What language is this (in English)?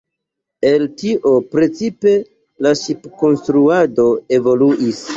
Esperanto